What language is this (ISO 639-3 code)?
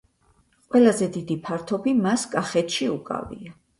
kat